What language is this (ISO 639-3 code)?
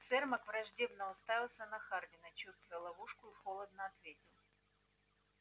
rus